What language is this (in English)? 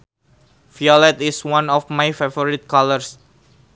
Sundanese